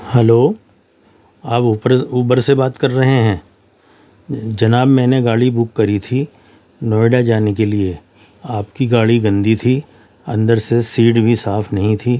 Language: Urdu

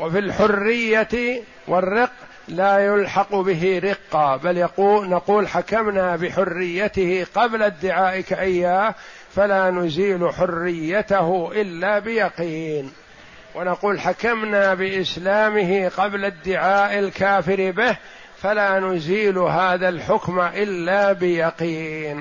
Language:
Arabic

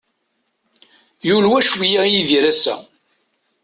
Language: Kabyle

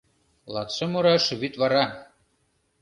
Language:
Mari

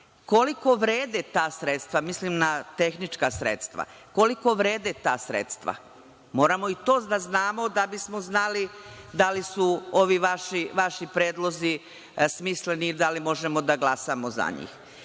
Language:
Serbian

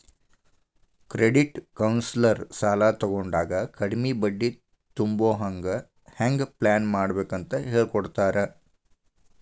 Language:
Kannada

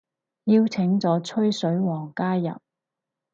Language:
Cantonese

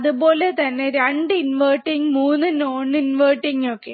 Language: Malayalam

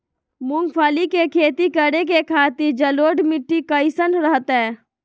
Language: Magahi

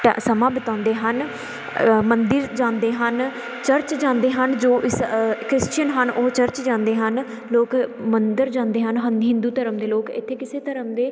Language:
Punjabi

